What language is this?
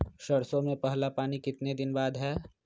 Magahi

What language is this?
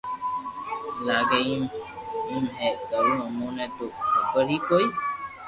Loarki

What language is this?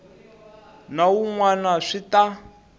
Tsonga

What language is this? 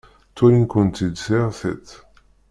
Kabyle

